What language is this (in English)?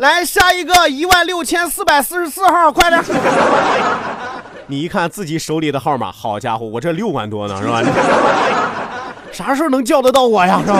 Chinese